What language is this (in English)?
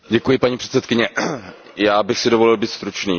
Czech